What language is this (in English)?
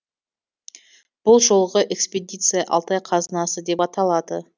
Kazakh